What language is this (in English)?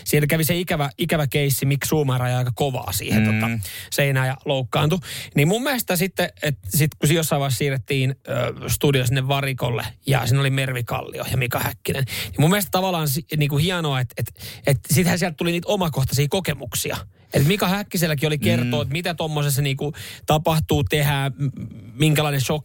Finnish